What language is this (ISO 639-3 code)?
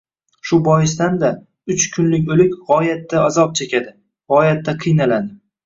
uzb